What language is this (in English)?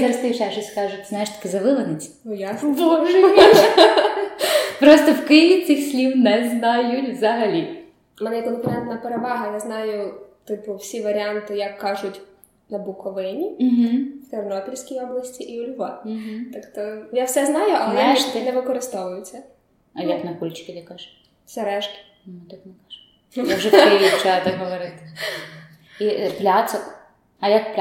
Ukrainian